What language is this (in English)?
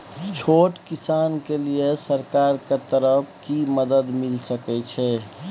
Maithili